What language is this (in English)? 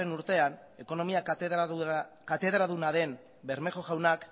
Basque